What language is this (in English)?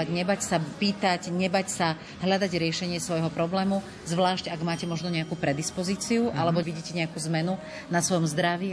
Slovak